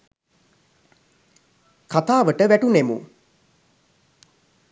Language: Sinhala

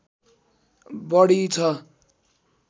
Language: Nepali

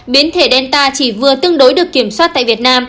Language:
Vietnamese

